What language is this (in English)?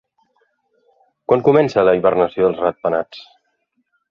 Catalan